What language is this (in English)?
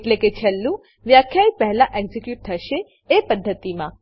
Gujarati